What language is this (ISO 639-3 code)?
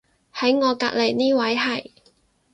yue